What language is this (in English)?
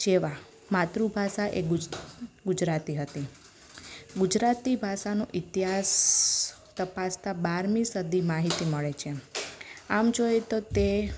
Gujarati